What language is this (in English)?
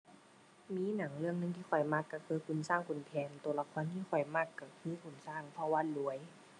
Thai